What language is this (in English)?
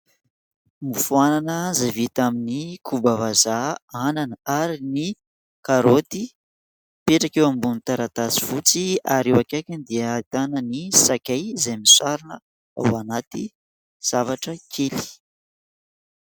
Malagasy